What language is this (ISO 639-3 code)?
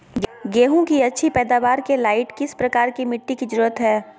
mag